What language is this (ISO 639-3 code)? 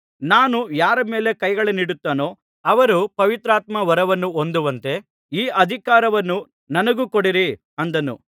kan